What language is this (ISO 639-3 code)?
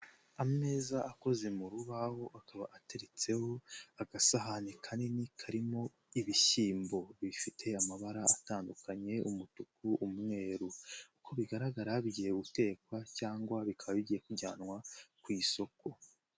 kin